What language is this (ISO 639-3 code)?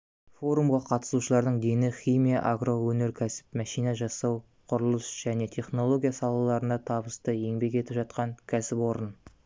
kaz